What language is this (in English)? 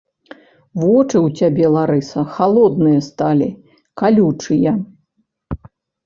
Belarusian